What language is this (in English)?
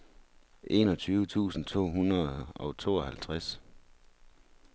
Danish